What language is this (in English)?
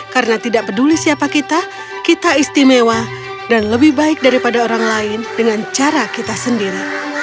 Indonesian